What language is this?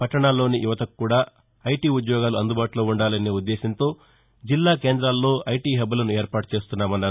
Telugu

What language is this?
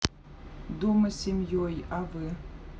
Russian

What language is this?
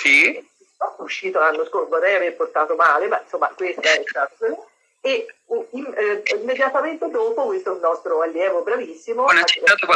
Italian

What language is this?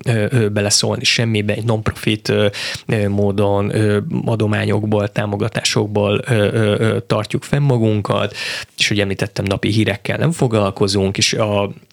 Hungarian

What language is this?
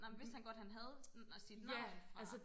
Danish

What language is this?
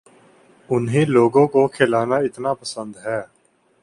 Urdu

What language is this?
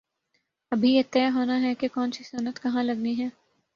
Urdu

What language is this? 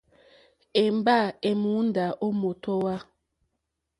Mokpwe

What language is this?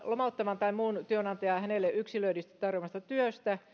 Finnish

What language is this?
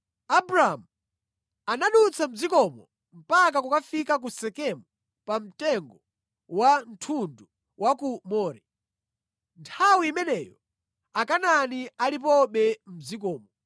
Nyanja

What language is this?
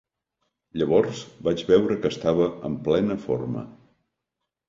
Catalan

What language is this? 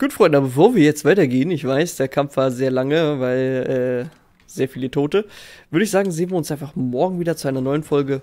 German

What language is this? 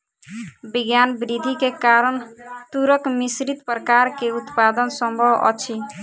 Maithili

